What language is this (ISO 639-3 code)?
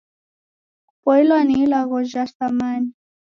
dav